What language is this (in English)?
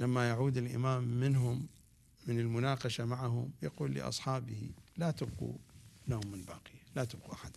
Arabic